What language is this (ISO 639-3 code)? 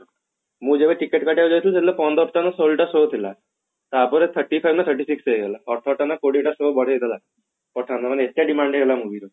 ori